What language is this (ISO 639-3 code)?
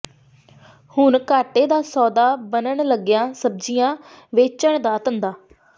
pan